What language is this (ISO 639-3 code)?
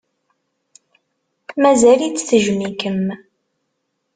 kab